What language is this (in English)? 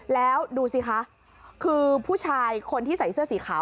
Thai